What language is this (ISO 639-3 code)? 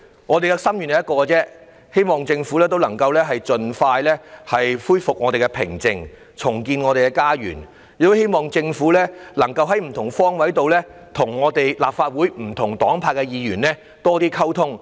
yue